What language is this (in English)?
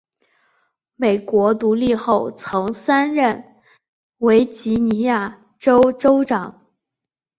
Chinese